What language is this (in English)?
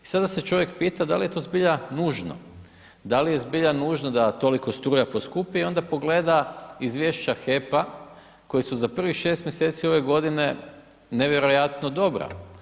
Croatian